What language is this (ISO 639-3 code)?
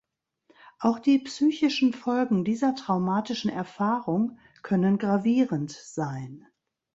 deu